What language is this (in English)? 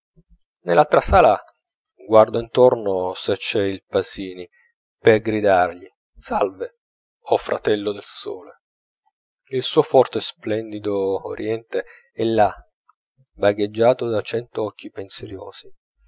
Italian